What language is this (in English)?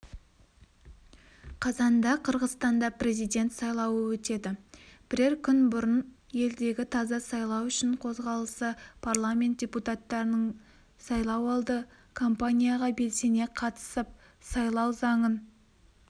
Kazakh